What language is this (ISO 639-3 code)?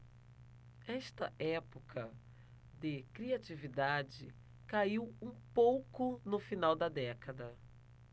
por